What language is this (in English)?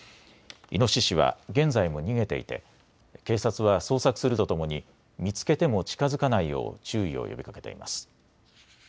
Japanese